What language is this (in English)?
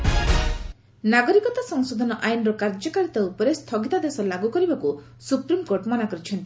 Odia